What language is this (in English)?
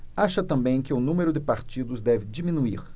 Portuguese